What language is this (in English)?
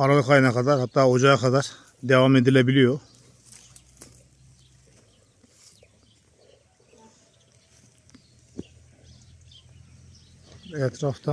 Turkish